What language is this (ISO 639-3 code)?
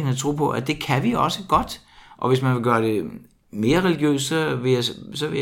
dan